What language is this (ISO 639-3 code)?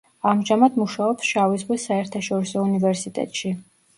kat